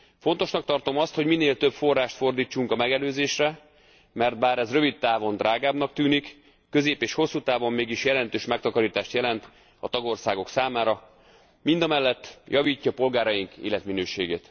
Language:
Hungarian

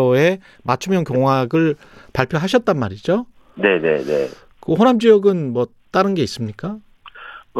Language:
Korean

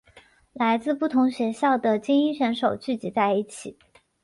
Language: Chinese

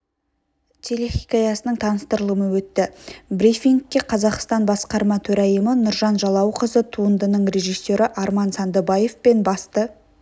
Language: Kazakh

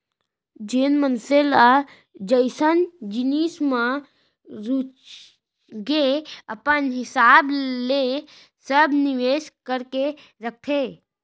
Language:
Chhattisgarhi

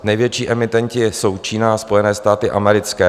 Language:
Czech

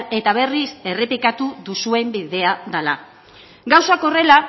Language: Basque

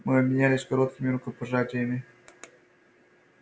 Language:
Russian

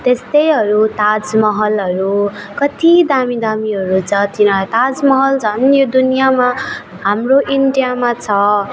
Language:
Nepali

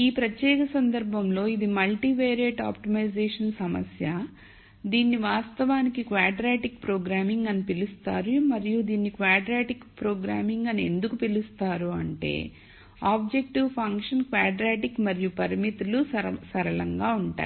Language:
Telugu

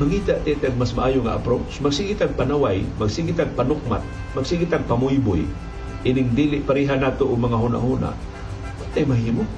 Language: Filipino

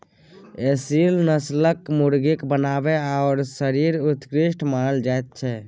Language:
Maithili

